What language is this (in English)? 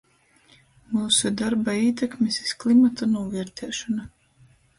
Latgalian